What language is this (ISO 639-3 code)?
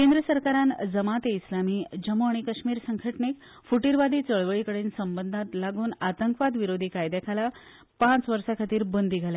kok